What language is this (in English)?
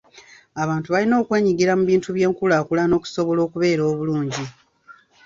Ganda